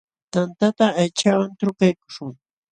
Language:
Jauja Wanca Quechua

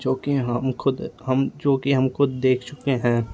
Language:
Hindi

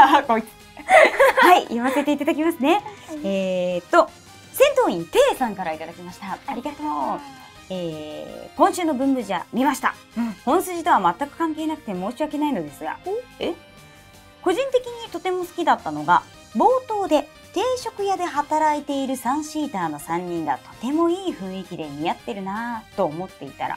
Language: Japanese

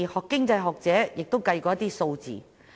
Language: Cantonese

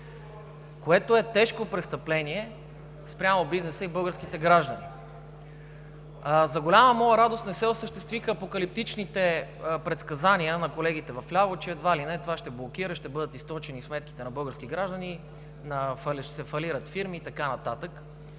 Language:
Bulgarian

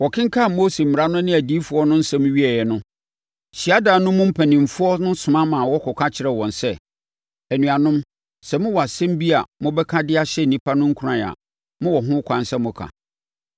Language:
Akan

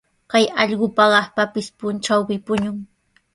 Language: Sihuas Ancash Quechua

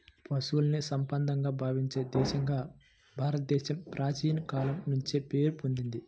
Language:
Telugu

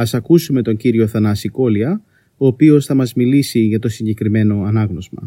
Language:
Greek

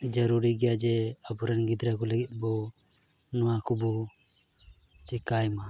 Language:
Santali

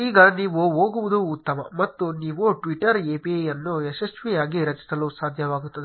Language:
Kannada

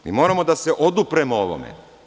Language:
Serbian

